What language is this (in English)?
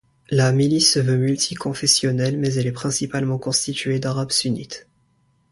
French